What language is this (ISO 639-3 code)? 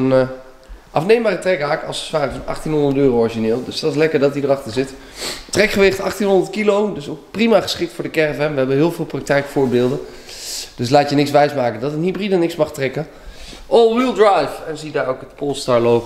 nld